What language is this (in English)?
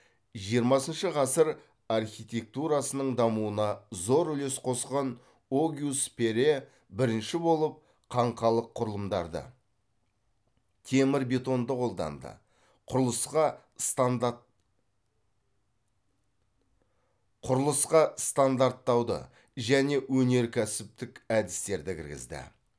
Kazakh